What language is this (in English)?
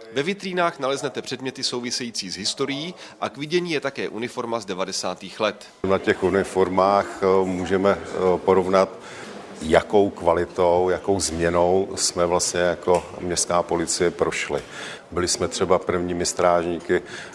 Czech